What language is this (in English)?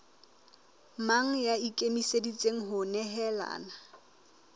Southern Sotho